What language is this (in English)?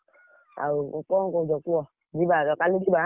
Odia